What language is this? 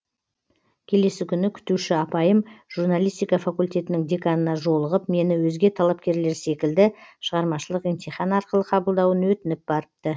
Kazakh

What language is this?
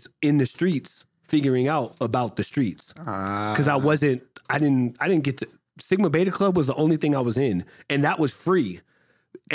English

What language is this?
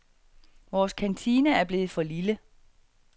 Danish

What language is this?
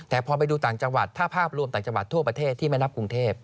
Thai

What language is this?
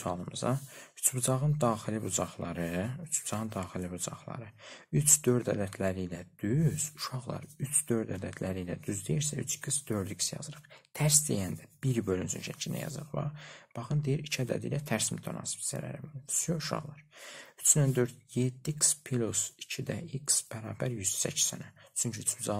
Turkish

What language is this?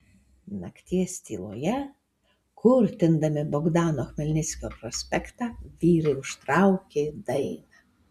Lithuanian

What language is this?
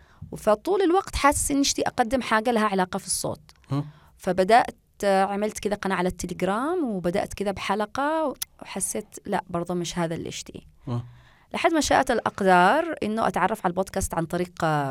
Arabic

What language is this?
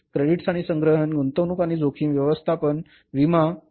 Marathi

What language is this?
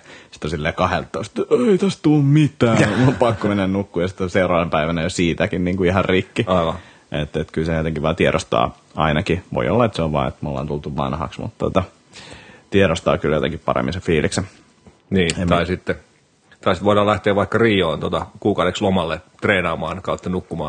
Finnish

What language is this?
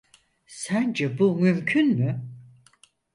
Turkish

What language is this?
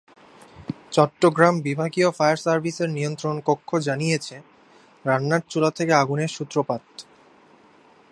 Bangla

